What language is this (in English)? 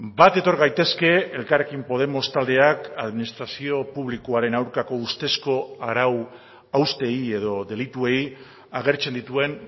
Basque